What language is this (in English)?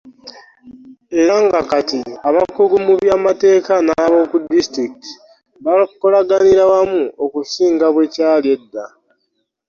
Ganda